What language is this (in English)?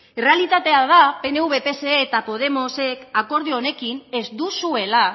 Basque